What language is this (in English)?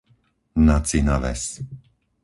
Slovak